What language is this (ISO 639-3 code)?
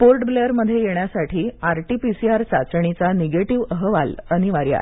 mar